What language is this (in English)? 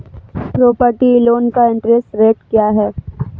Hindi